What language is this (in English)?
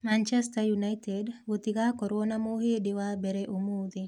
Kikuyu